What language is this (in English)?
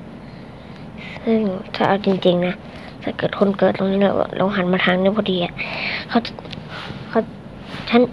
Thai